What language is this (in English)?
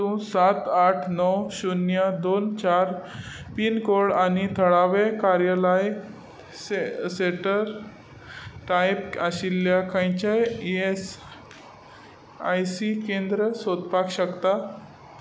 Konkani